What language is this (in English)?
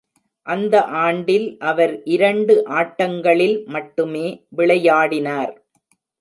Tamil